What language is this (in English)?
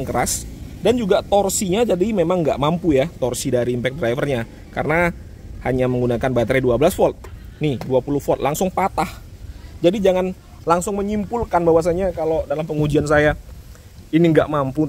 Indonesian